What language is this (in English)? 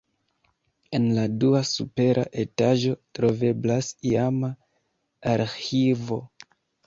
Esperanto